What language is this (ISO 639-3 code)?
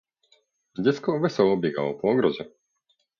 pol